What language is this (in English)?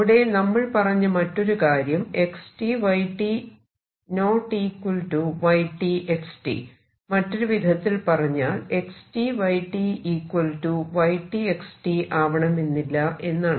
Malayalam